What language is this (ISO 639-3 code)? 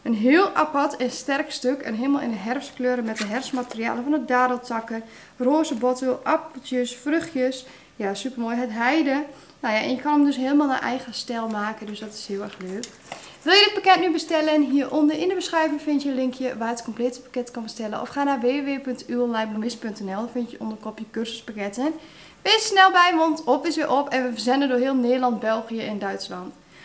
nld